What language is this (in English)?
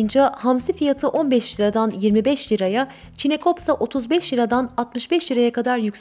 Turkish